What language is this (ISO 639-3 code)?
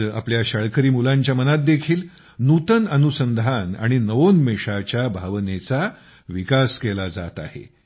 mar